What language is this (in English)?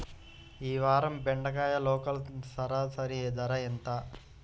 Telugu